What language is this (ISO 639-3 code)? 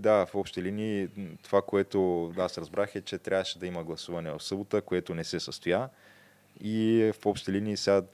bul